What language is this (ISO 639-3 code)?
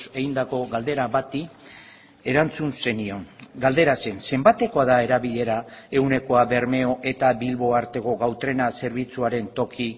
eus